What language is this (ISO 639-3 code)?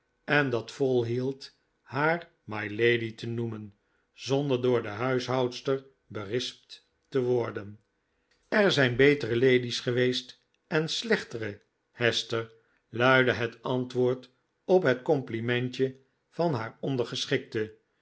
nld